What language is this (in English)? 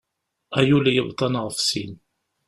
Kabyle